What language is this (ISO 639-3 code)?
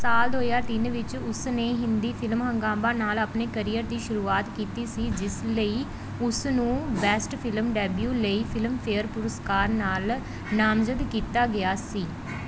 pan